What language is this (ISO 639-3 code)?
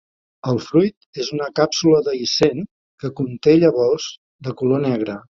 cat